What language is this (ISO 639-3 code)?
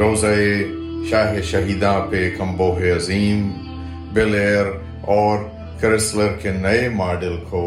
urd